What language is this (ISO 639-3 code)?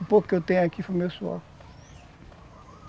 por